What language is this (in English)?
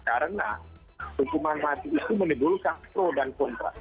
Indonesian